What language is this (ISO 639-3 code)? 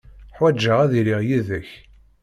kab